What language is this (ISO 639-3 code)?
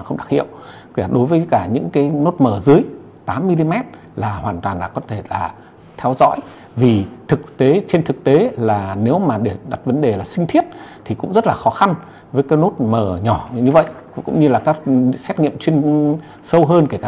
vie